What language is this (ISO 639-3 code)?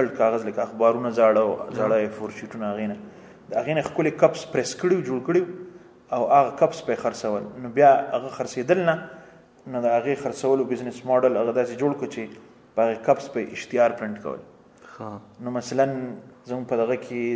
urd